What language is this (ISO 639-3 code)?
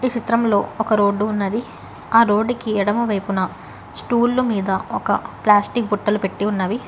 tel